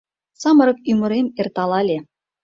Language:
Mari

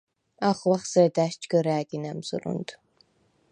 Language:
Svan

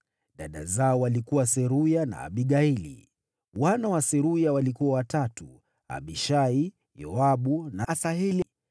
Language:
Swahili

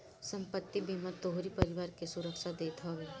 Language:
Bhojpuri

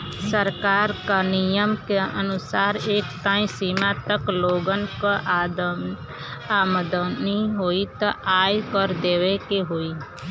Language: Bhojpuri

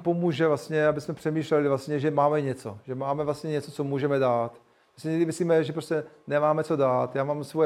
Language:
Czech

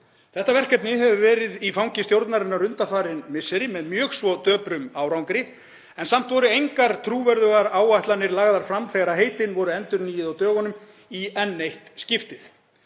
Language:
Icelandic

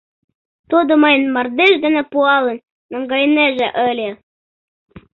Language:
Mari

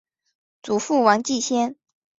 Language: Chinese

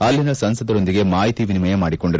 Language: Kannada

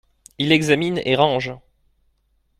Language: French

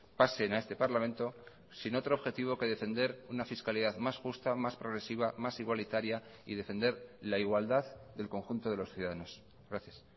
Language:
Spanish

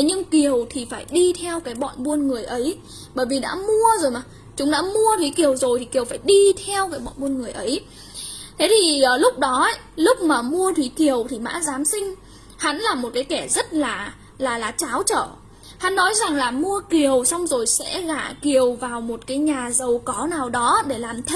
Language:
Vietnamese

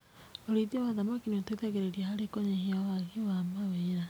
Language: Kikuyu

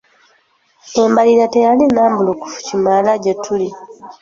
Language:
Ganda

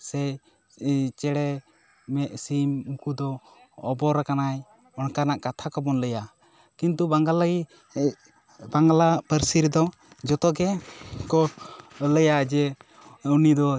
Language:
Santali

